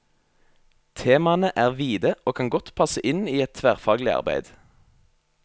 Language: Norwegian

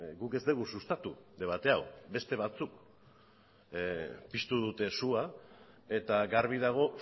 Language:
Basque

